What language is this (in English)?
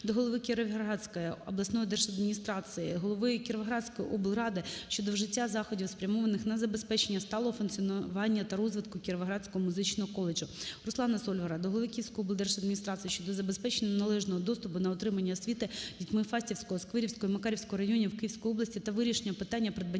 Ukrainian